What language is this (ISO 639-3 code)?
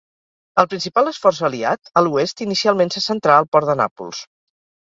cat